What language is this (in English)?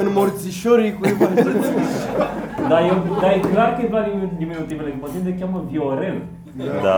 Romanian